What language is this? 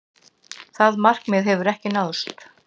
Icelandic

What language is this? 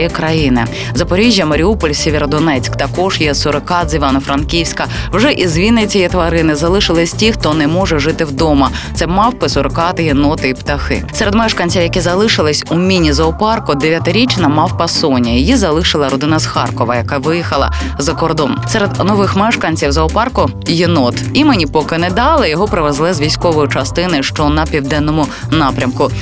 Ukrainian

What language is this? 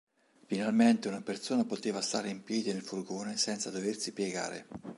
Italian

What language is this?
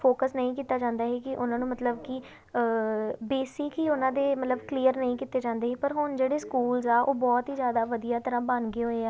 Punjabi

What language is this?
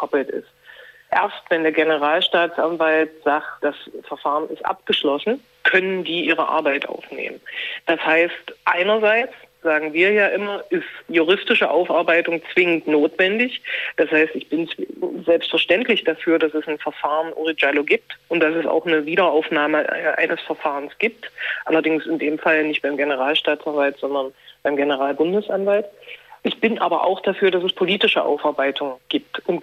German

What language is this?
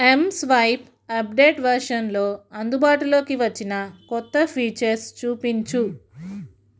Telugu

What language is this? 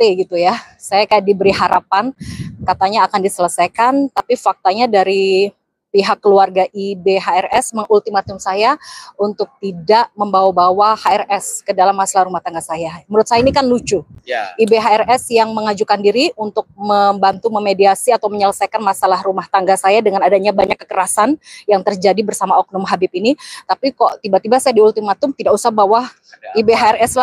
Indonesian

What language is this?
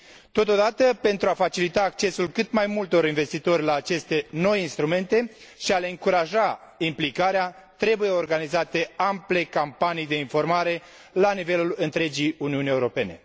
Romanian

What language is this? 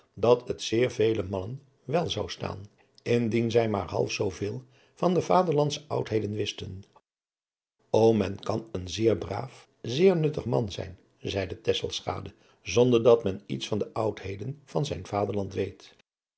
Dutch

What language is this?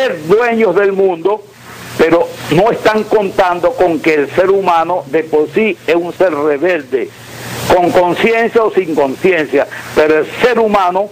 Spanish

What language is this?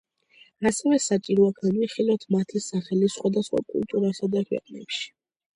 Georgian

